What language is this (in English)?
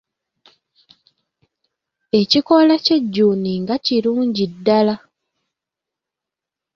Ganda